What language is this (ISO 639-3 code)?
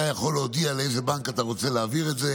heb